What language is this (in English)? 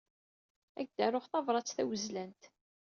Kabyle